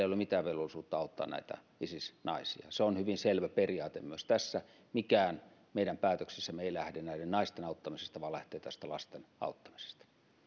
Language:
Finnish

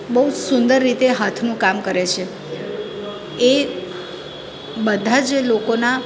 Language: Gujarati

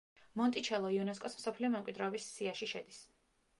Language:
Georgian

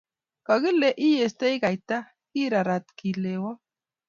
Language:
Kalenjin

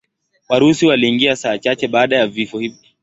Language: Swahili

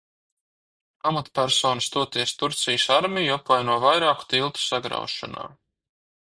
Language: Latvian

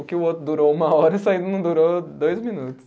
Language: Portuguese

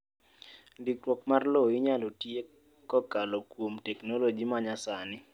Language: Luo (Kenya and Tanzania)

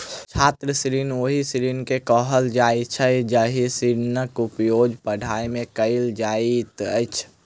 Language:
Maithili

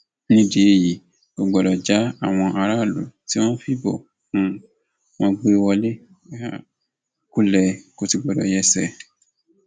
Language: Yoruba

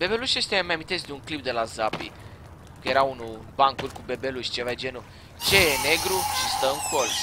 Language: Romanian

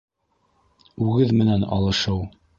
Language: Bashkir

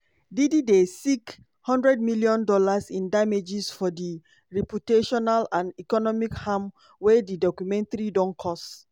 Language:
Nigerian Pidgin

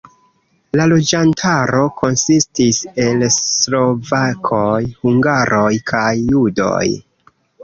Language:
Esperanto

